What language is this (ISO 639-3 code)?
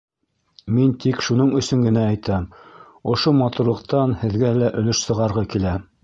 bak